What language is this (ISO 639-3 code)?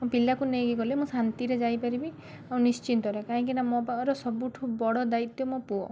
ori